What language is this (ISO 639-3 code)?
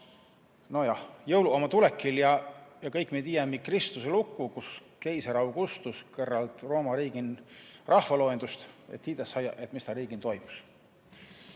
est